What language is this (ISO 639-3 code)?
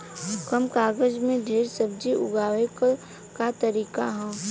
bho